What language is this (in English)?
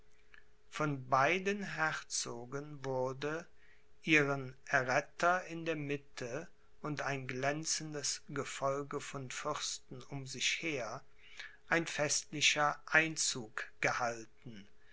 German